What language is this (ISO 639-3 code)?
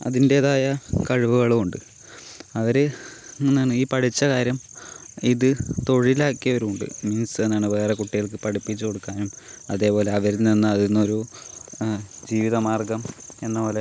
mal